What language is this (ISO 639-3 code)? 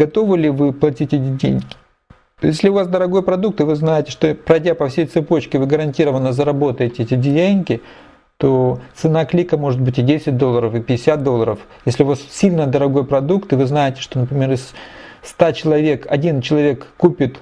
rus